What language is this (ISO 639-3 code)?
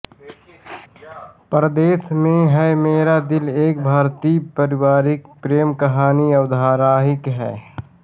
hin